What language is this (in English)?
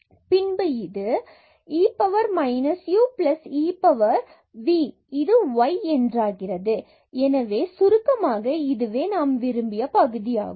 Tamil